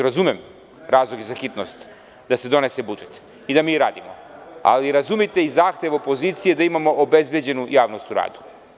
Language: Serbian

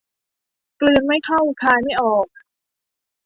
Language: Thai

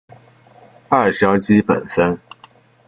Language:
Chinese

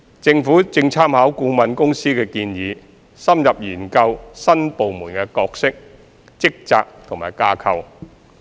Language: Cantonese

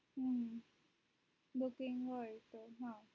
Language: Gujarati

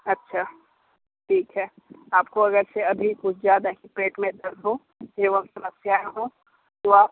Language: Hindi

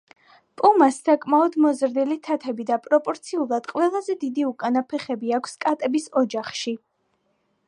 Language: Georgian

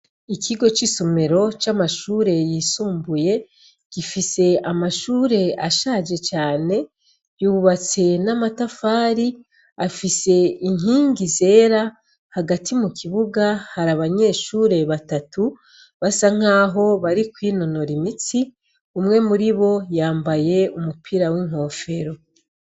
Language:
Rundi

